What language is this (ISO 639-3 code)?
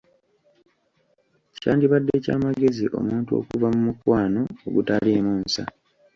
lug